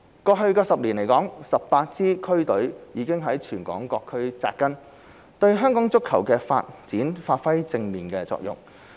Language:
Cantonese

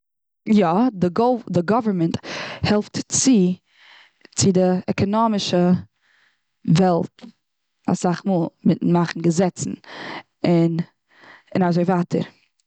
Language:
Yiddish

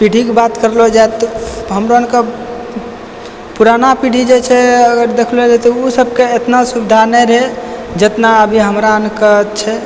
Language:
Maithili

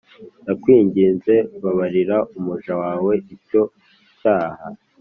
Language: Kinyarwanda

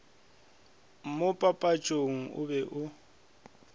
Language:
Northern Sotho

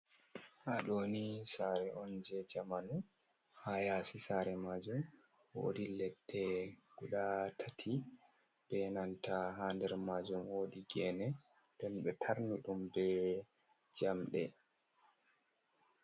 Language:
Fula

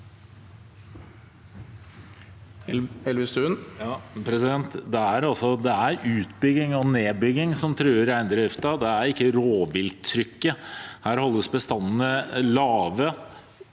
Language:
Norwegian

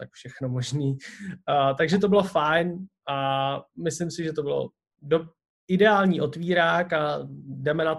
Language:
Czech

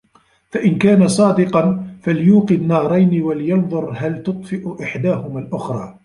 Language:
Arabic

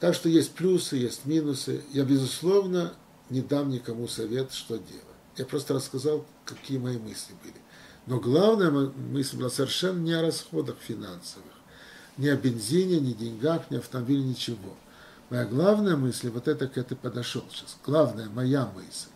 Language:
Russian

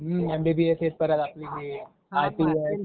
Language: Marathi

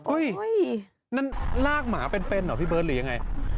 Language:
Thai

